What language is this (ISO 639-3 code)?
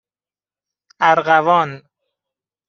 fas